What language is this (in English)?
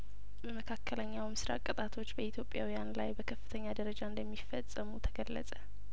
Amharic